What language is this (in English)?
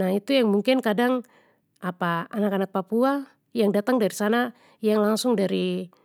Papuan Malay